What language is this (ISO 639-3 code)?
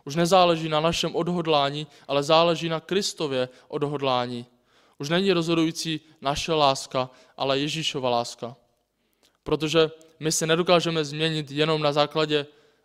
ces